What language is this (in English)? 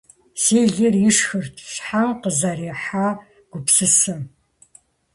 Kabardian